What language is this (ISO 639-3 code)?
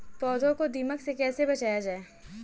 hin